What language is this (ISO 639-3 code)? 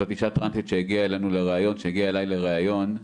heb